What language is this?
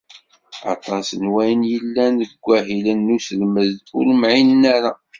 Kabyle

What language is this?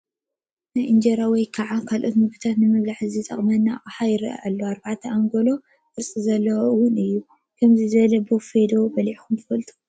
Tigrinya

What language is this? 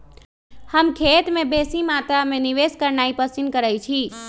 Magahi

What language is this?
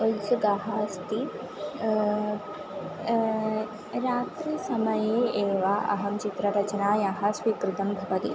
Sanskrit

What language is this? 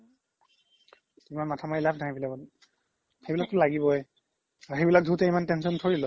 Assamese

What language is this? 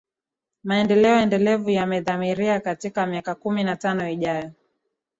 Swahili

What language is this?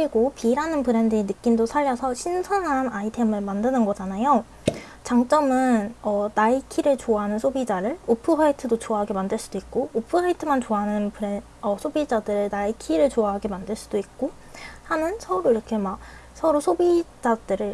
Korean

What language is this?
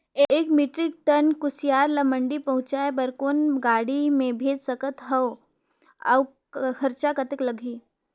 Chhattisgarhi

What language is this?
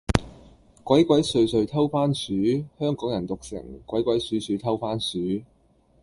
Cantonese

